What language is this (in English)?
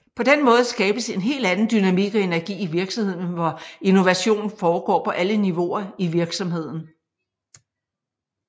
Danish